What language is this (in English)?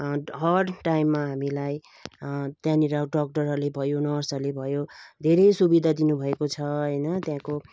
Nepali